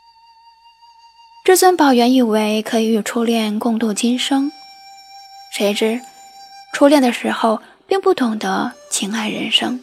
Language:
Chinese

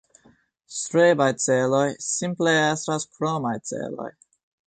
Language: Esperanto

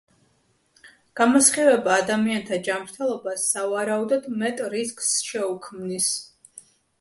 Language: Georgian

